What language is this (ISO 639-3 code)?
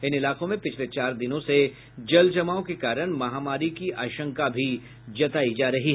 hin